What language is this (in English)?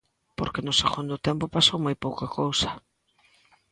Galician